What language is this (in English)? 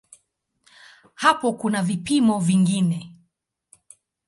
Swahili